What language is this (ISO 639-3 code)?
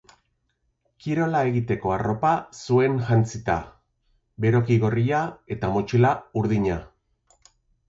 eus